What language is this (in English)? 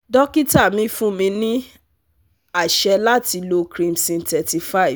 Yoruba